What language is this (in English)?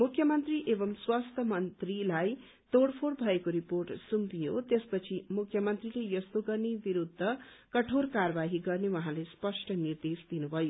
Nepali